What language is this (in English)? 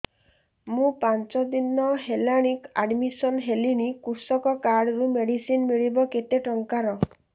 Odia